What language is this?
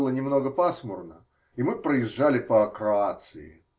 Russian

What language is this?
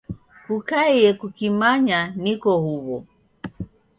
Taita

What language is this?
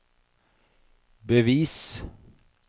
Norwegian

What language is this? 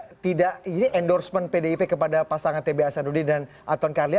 Indonesian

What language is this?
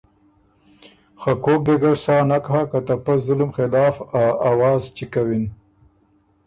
Ormuri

